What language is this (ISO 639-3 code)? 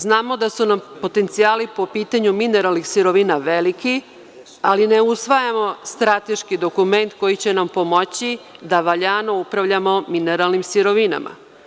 srp